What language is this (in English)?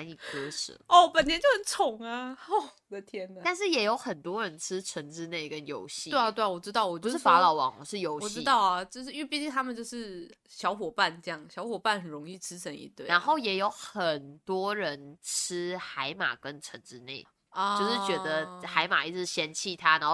Chinese